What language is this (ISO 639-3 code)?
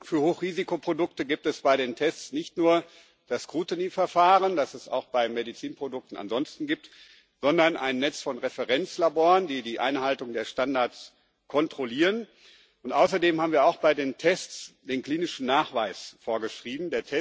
deu